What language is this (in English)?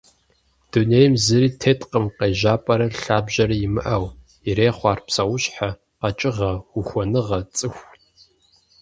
Kabardian